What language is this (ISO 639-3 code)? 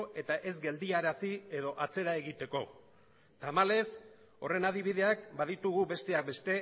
eus